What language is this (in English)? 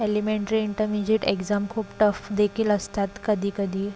Marathi